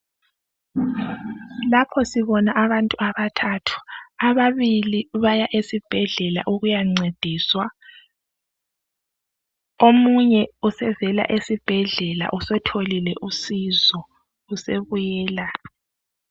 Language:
North Ndebele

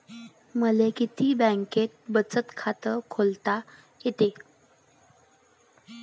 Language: Marathi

